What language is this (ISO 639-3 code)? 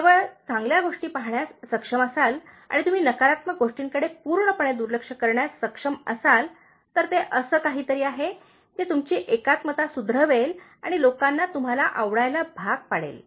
mar